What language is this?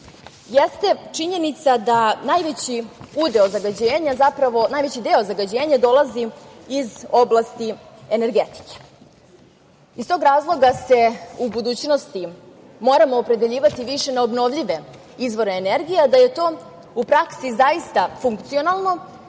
Serbian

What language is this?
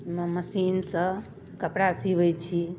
Maithili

